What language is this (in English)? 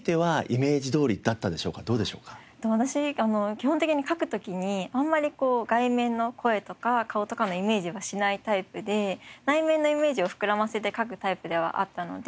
Japanese